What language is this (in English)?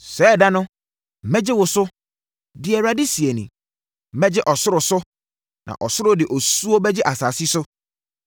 Akan